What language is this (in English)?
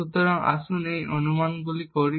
Bangla